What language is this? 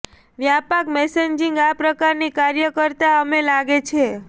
Gujarati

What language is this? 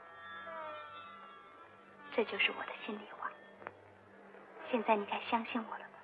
Chinese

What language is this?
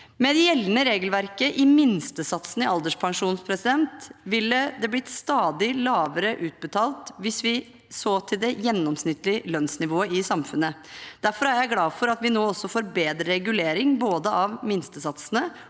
Norwegian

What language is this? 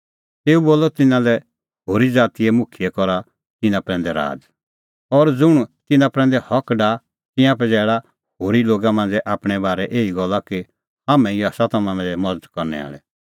Kullu Pahari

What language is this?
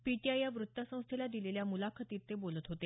Marathi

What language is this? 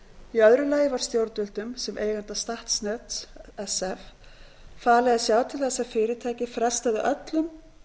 Icelandic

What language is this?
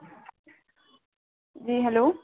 Urdu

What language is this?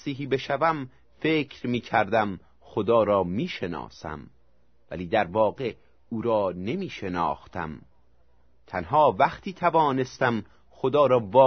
Persian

